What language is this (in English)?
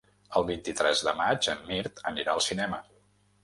Catalan